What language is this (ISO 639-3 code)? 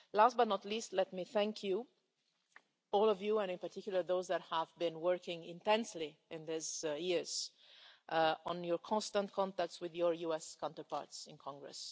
eng